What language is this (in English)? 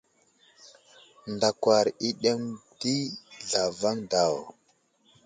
Wuzlam